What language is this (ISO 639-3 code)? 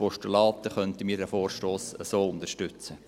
gsw